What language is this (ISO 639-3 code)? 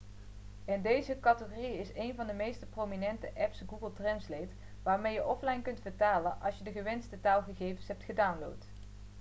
nld